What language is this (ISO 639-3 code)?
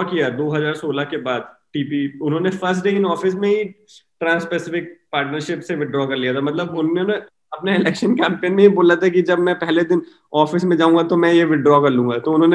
hin